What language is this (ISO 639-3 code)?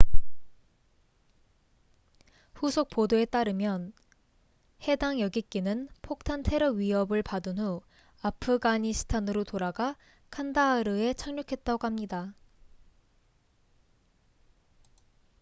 kor